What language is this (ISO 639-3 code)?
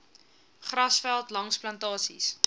afr